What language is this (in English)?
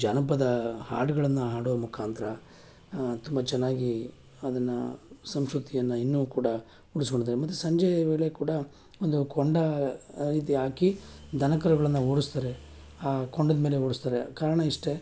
Kannada